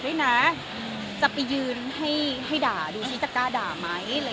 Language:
Thai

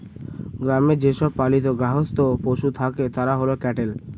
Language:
Bangla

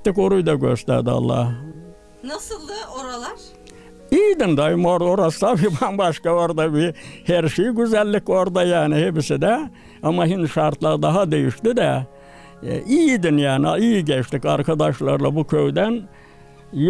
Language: Turkish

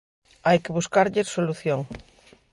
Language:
Galician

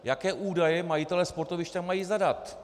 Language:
Czech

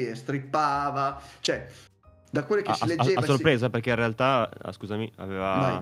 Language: Italian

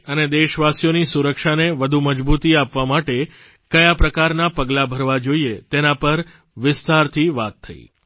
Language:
Gujarati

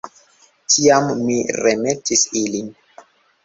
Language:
Esperanto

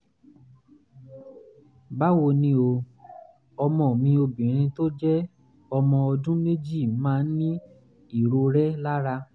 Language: Yoruba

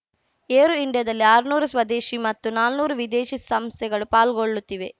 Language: Kannada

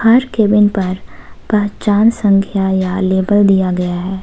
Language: Hindi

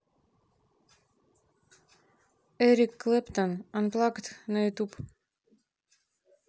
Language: Russian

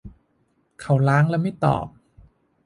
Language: Thai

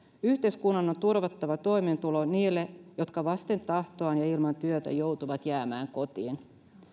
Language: Finnish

